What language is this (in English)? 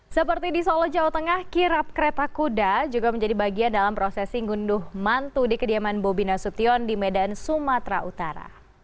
Indonesian